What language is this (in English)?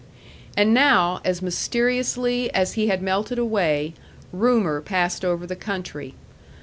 English